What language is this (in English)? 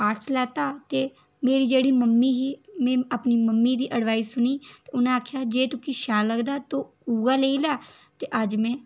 Dogri